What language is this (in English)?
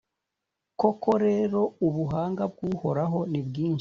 Kinyarwanda